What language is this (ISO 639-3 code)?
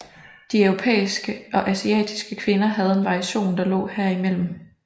dan